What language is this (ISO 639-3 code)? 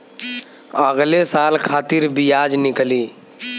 bho